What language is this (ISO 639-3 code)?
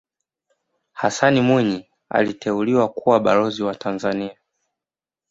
swa